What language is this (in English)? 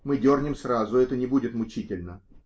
Russian